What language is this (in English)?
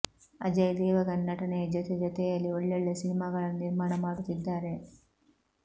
Kannada